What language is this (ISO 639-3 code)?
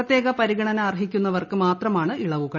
mal